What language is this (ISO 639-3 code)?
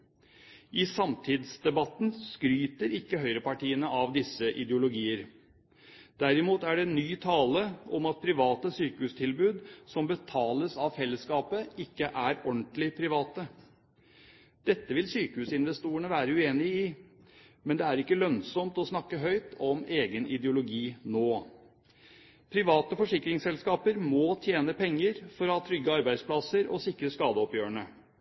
nob